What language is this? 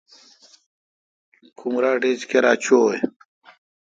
Kalkoti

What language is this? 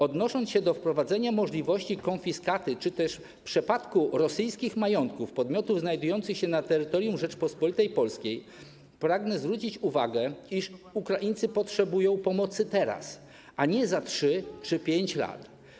Polish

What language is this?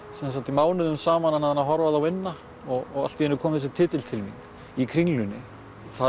Icelandic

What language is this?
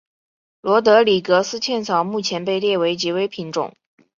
Chinese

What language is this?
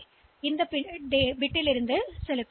Tamil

